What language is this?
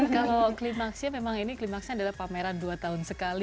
Indonesian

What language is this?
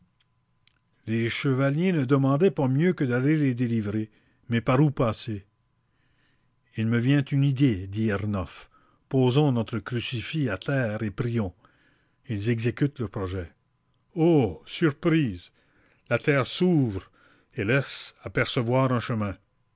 French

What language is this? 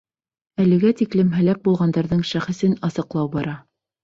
Bashkir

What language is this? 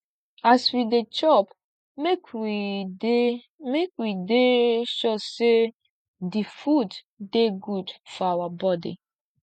Nigerian Pidgin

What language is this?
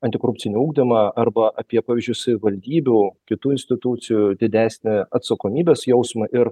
Lithuanian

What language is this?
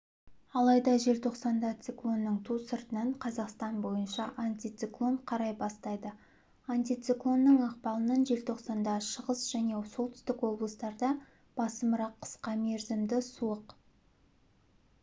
Kazakh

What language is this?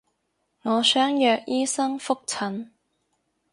Cantonese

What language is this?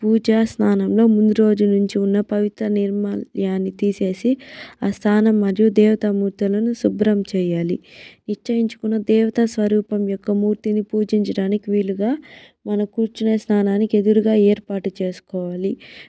Telugu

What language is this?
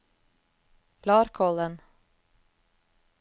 Norwegian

